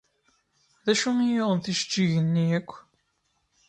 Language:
Kabyle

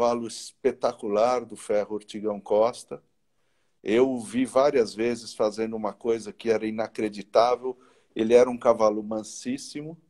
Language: Portuguese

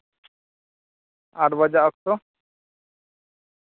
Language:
Santali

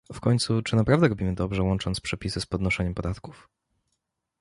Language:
Polish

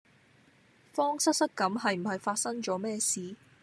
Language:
Cantonese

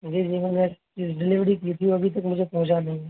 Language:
Urdu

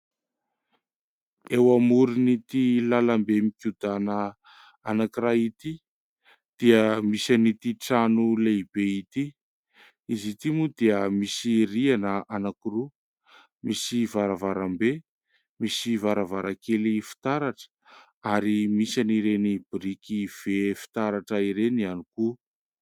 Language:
Malagasy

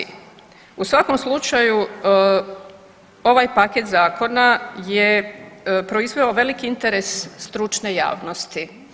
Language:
Croatian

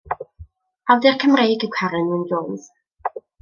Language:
Welsh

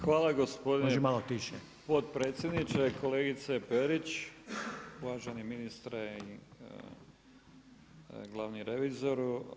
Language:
Croatian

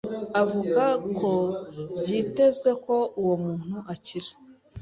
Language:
Kinyarwanda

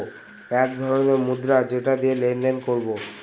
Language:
Bangla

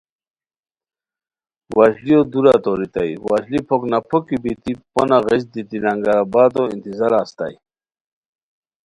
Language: Khowar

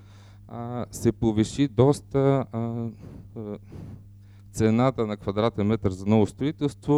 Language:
Bulgarian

